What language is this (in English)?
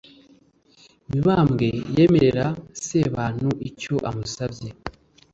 Kinyarwanda